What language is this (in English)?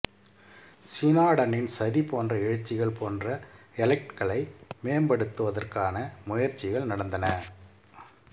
Tamil